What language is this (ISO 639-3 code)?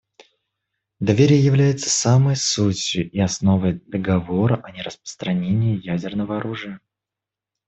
rus